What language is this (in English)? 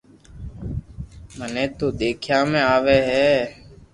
Loarki